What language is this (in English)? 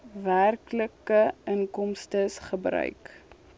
Afrikaans